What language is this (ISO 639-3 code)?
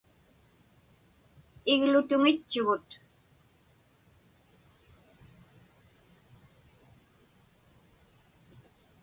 ipk